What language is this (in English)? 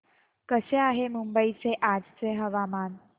Marathi